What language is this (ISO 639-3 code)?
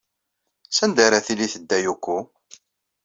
kab